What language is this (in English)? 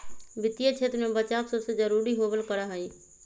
Magahi